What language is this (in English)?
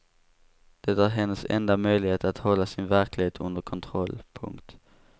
Swedish